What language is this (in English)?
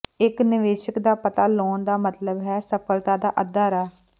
Punjabi